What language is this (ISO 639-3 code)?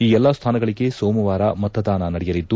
kan